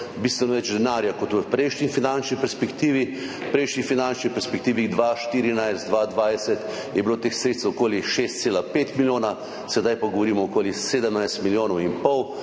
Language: Slovenian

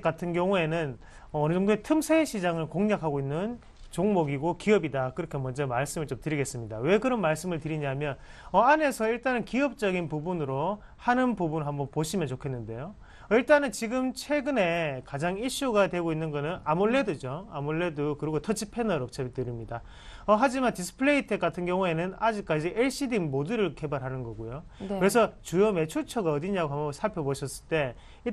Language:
Korean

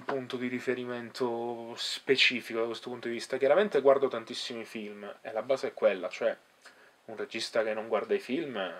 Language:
Italian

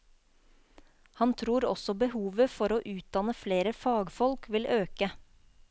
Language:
Norwegian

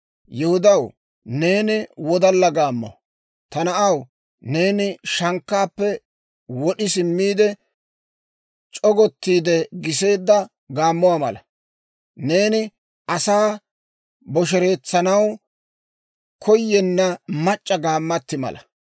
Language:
Dawro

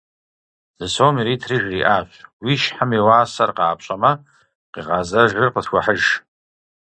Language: Kabardian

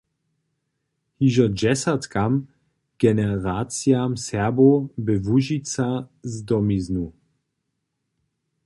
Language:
Upper Sorbian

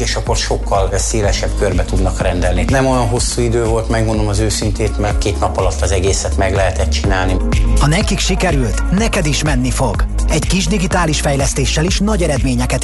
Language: Hungarian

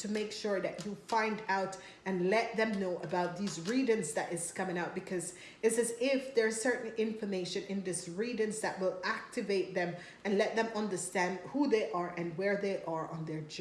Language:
English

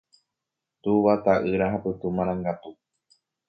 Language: Guarani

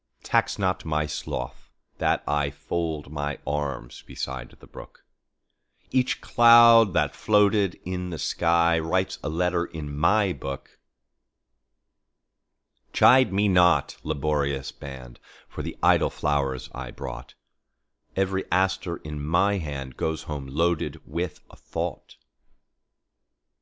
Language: English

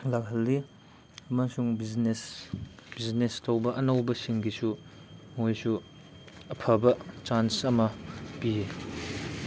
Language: Manipuri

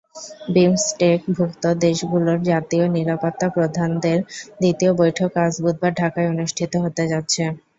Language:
Bangla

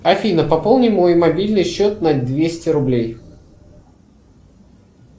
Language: Russian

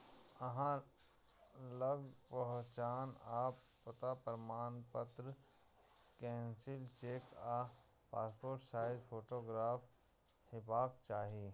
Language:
Maithili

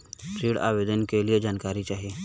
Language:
Bhojpuri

